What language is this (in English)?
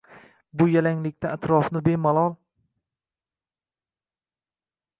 Uzbek